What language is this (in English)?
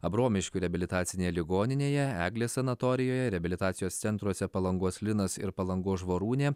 Lithuanian